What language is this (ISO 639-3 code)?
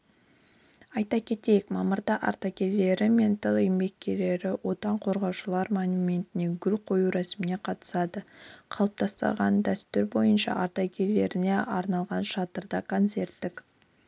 kaz